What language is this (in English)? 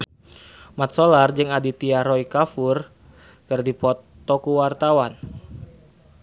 Sundanese